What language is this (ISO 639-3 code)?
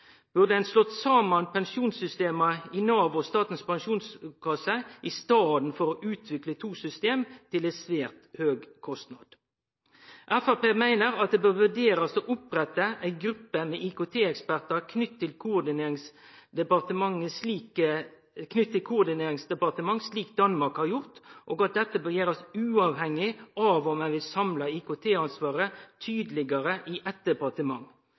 nno